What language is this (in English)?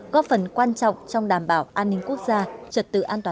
Vietnamese